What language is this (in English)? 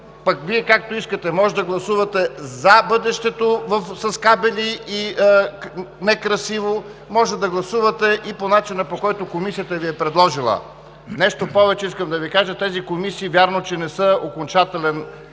Bulgarian